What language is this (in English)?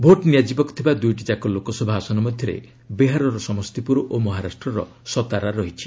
Odia